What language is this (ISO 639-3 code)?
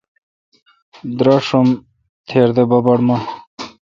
xka